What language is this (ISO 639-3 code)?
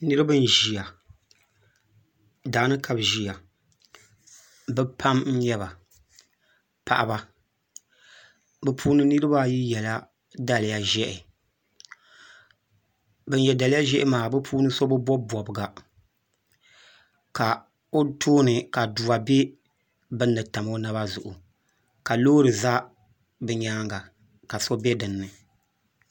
dag